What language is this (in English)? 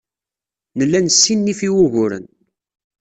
Kabyle